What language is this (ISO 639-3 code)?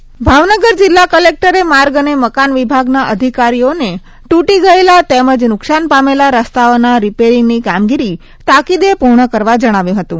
guj